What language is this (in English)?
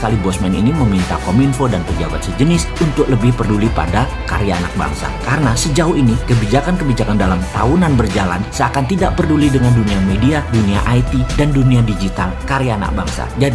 Indonesian